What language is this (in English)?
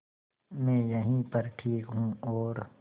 Hindi